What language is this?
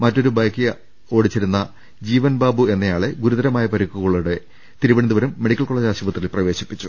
Malayalam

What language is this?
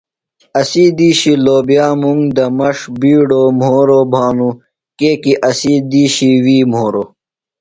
Phalura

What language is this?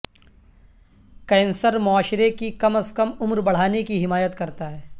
Urdu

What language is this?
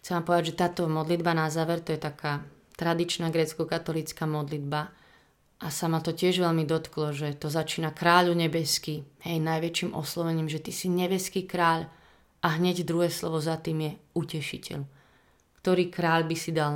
Slovak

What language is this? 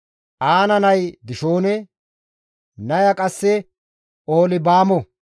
Gamo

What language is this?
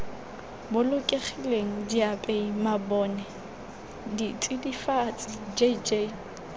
Tswana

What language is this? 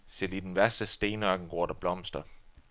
Danish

